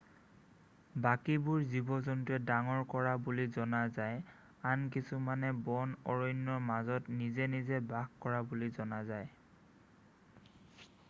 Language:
Assamese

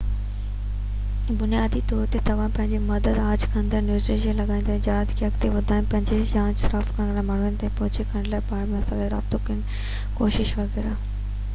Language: Sindhi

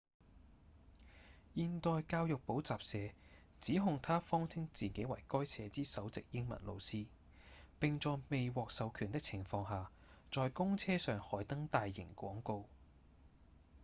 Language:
Cantonese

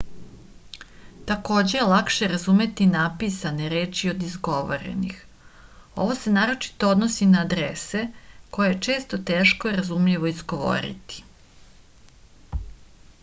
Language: Serbian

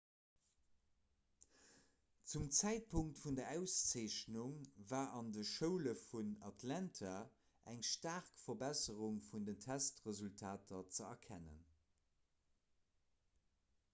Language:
Luxembourgish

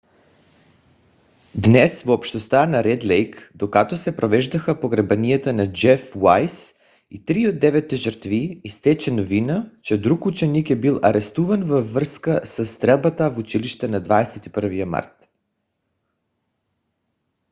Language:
Bulgarian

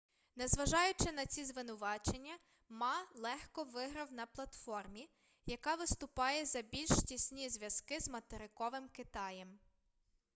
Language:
Ukrainian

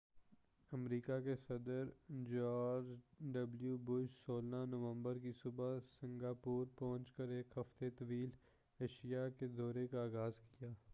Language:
Urdu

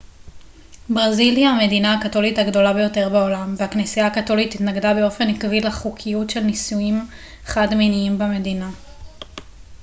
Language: Hebrew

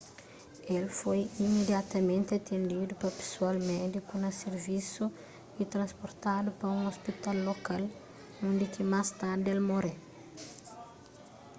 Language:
Kabuverdianu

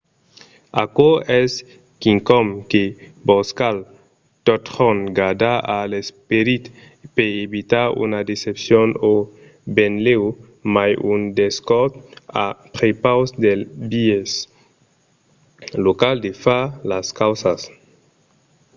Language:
Occitan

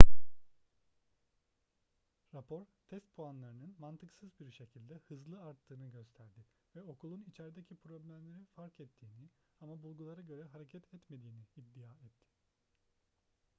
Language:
Turkish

